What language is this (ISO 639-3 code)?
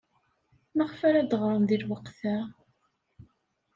kab